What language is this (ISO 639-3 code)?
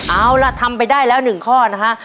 tha